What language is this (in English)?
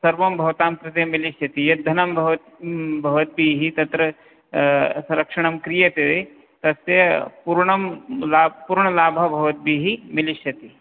Sanskrit